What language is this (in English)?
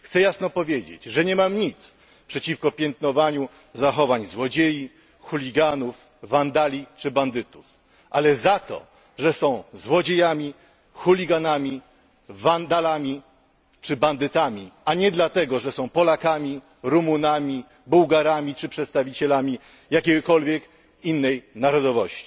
Polish